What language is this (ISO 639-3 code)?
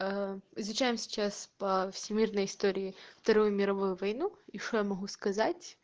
rus